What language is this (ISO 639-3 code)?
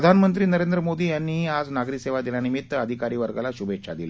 mar